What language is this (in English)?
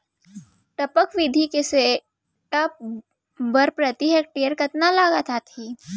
Chhattisgarhi